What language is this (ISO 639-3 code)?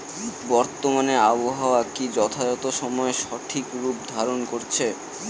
ben